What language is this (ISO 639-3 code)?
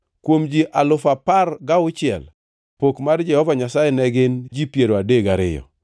luo